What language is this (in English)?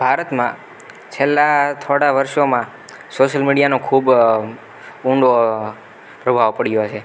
Gujarati